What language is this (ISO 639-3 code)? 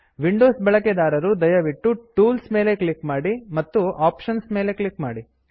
kan